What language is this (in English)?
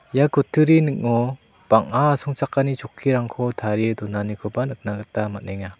Garo